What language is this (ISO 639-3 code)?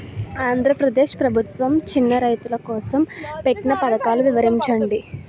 tel